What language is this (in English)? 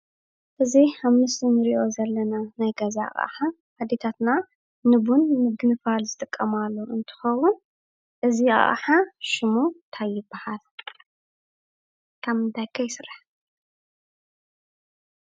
Tigrinya